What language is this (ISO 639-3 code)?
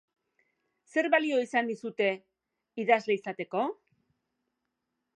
eus